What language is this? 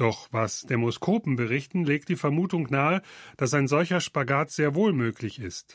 German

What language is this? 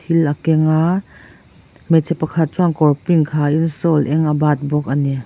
Mizo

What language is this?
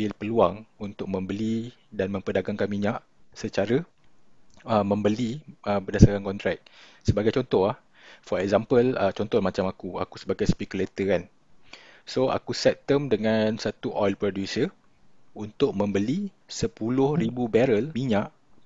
Malay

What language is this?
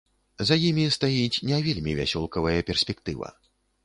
Belarusian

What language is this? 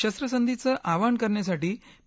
Marathi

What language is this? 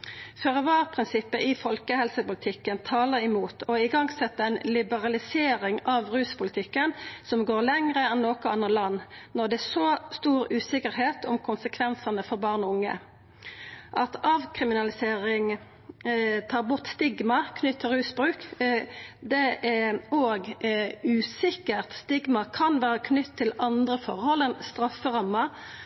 Norwegian Nynorsk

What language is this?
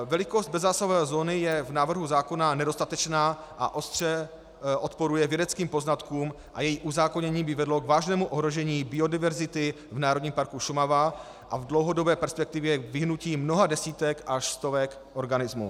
Czech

